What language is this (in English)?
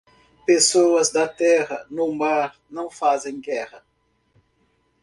Portuguese